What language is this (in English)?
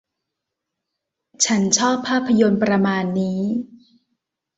Thai